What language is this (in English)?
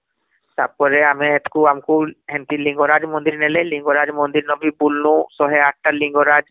Odia